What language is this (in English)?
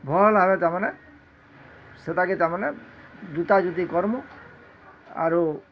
Odia